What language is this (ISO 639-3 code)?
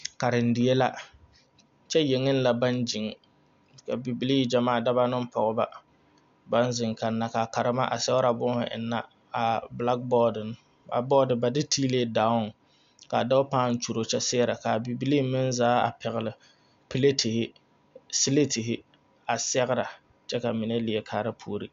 dga